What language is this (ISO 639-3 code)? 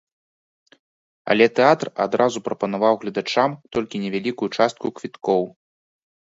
bel